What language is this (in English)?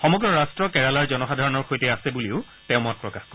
Assamese